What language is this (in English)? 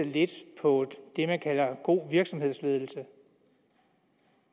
Danish